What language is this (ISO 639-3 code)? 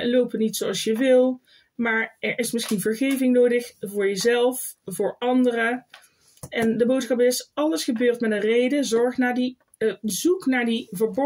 nld